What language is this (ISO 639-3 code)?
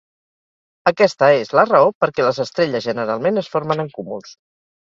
cat